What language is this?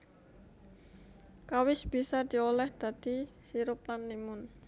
Javanese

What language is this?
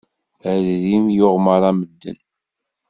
Kabyle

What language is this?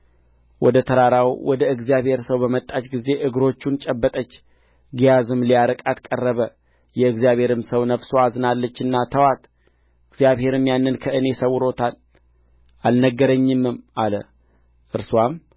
Amharic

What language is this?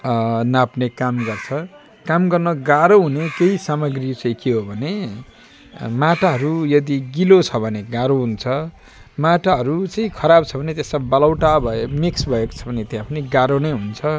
Nepali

